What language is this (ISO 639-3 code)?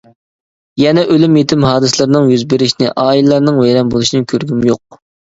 uig